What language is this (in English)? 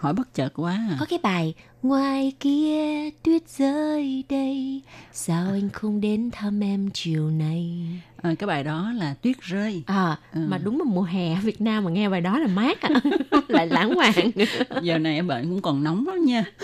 Vietnamese